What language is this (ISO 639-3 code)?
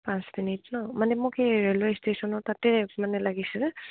asm